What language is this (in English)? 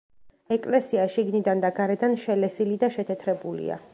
Georgian